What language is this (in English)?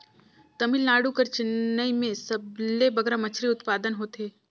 Chhattisgarhi